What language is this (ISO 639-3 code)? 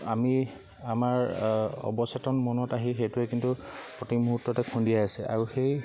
asm